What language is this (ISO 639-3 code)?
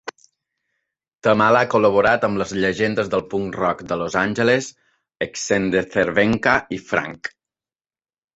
cat